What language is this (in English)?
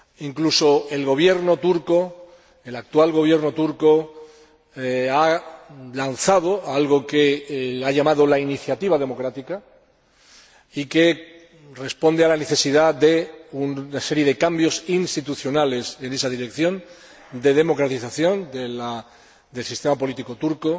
Spanish